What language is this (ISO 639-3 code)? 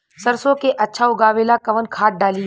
bho